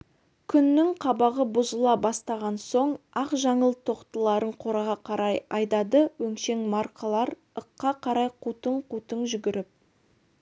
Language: Kazakh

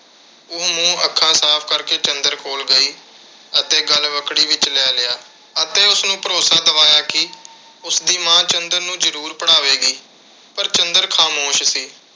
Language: Punjabi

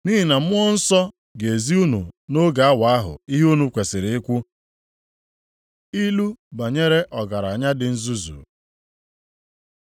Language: Igbo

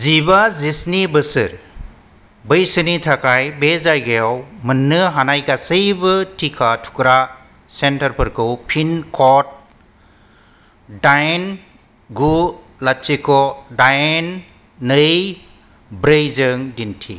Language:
Bodo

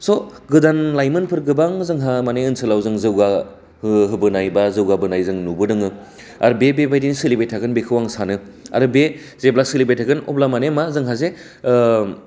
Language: Bodo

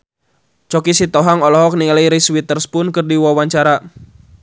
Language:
Sundanese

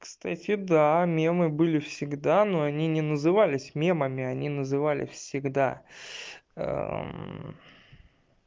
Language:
Russian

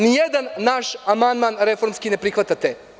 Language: Serbian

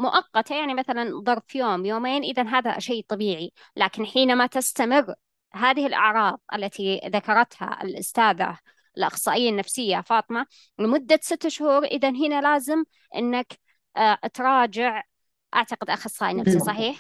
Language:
Arabic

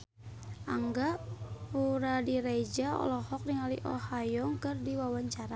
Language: Sundanese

